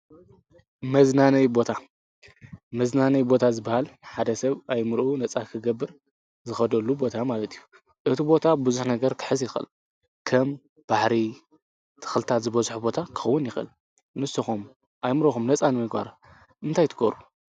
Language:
Tigrinya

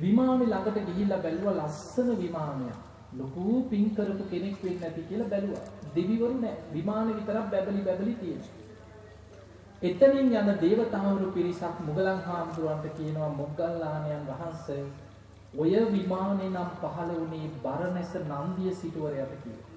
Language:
Sinhala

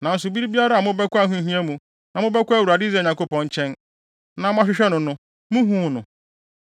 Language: Akan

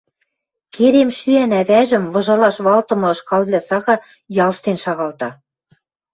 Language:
Western Mari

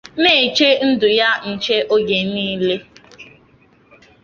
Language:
Igbo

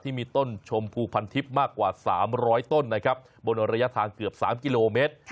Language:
Thai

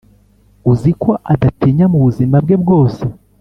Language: Kinyarwanda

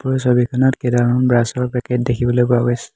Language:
Assamese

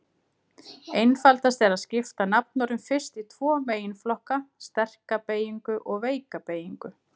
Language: Icelandic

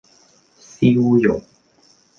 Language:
Cantonese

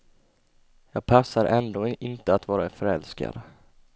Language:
Swedish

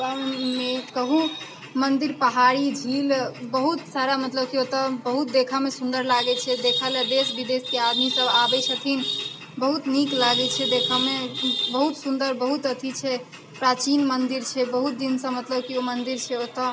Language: Maithili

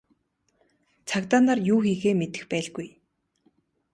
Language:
Mongolian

